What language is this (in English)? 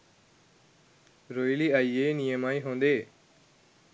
Sinhala